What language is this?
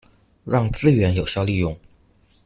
Chinese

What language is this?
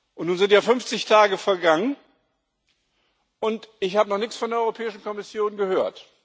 German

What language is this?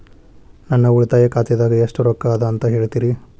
Kannada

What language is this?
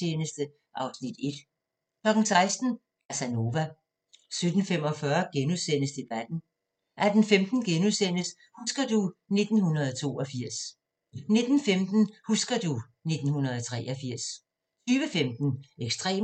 Danish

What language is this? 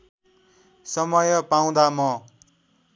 Nepali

